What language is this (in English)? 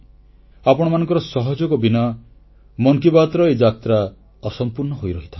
Odia